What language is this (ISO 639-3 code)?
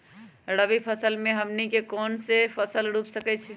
mag